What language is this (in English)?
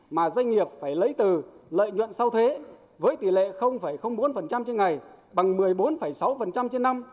Vietnamese